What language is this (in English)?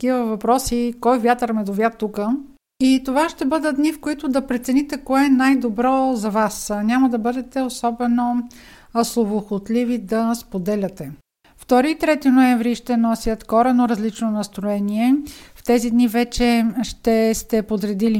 Bulgarian